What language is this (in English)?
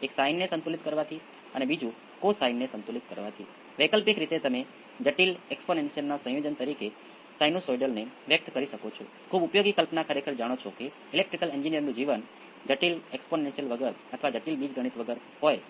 Gujarati